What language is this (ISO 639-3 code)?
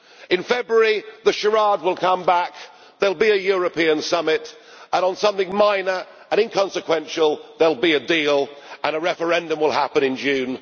eng